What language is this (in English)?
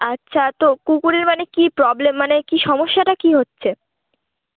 Bangla